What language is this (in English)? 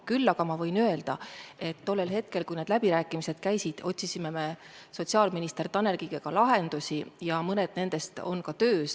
Estonian